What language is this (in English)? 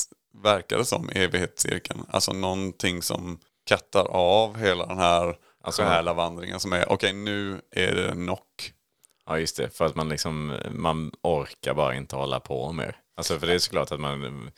Swedish